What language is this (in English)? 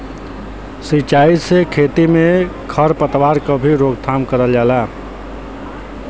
Bhojpuri